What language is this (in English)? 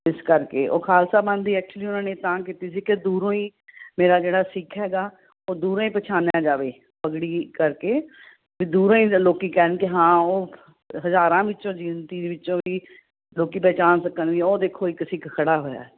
Punjabi